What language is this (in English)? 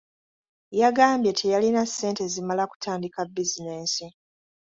Ganda